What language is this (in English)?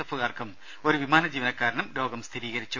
Malayalam